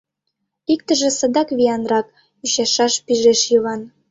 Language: Mari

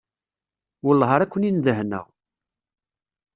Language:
Kabyle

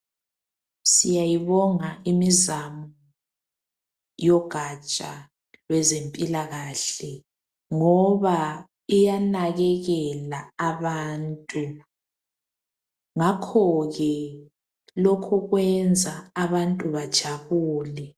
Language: North Ndebele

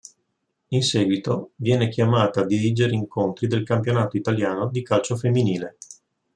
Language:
Italian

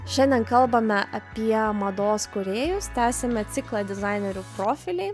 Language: Lithuanian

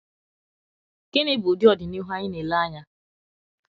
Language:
Igbo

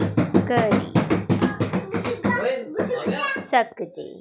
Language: Dogri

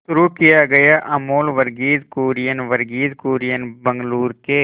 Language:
Hindi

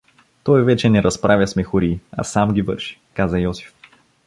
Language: Bulgarian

